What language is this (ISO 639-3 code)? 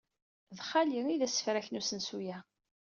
kab